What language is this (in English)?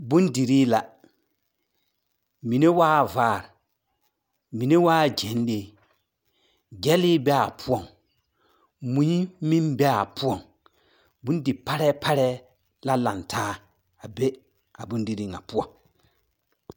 Southern Dagaare